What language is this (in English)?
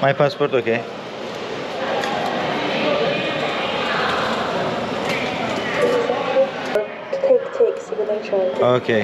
Turkish